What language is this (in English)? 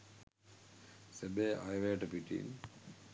Sinhala